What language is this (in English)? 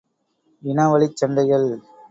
Tamil